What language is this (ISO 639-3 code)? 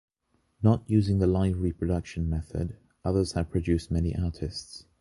eng